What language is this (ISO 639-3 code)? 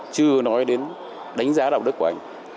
vie